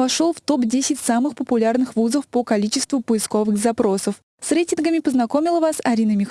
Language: Russian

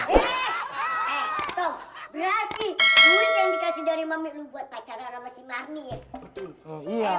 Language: Indonesian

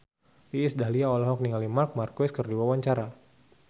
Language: Sundanese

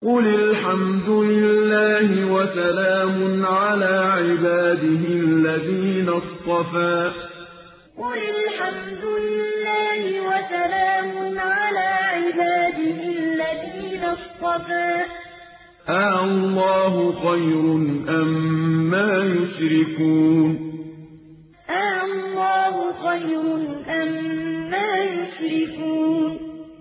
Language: Arabic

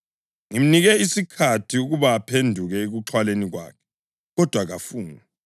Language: North Ndebele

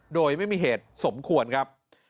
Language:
Thai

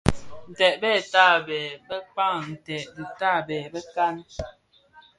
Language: Bafia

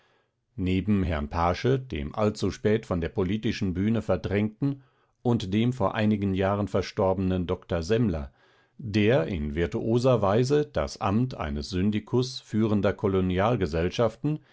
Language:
German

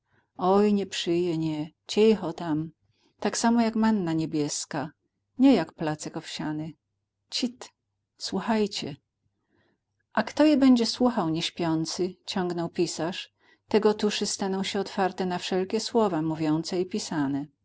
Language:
Polish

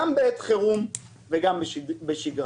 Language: Hebrew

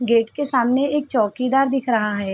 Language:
Hindi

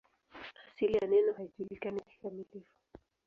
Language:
Swahili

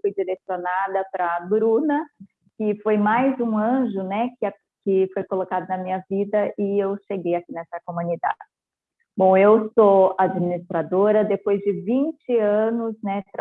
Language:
Portuguese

